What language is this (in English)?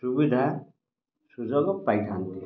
Odia